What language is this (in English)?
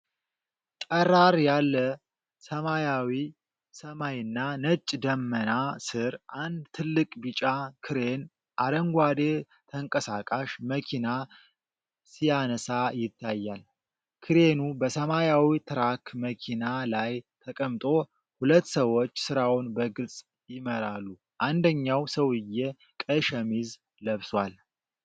Amharic